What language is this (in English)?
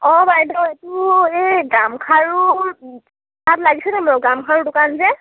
Assamese